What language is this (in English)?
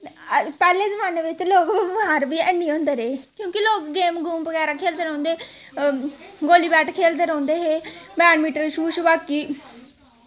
Dogri